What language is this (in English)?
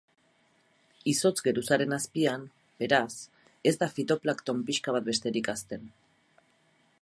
Basque